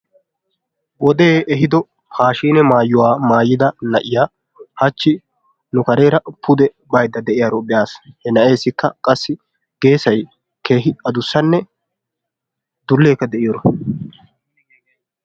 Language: Wolaytta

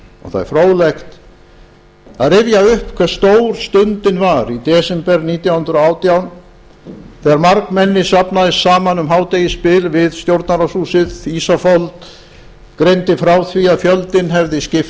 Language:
Icelandic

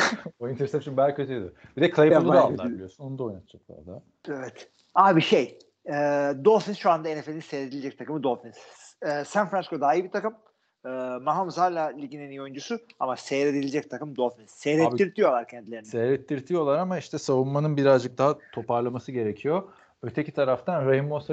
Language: Turkish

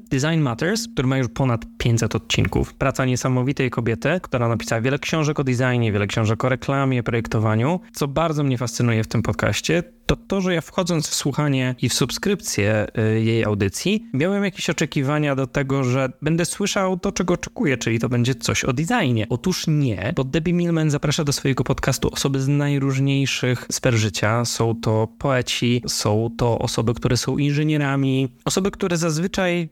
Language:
Polish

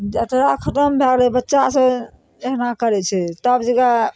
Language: Maithili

